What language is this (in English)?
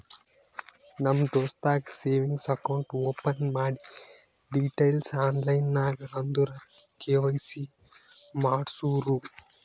Kannada